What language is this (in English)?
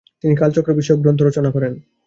Bangla